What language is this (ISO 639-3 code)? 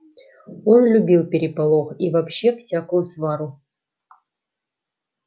rus